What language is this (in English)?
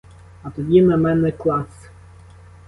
Ukrainian